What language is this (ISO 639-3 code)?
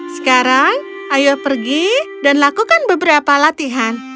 ind